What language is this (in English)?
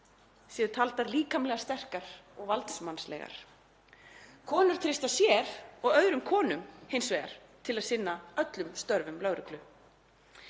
Icelandic